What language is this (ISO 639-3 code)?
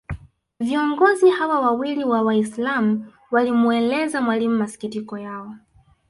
swa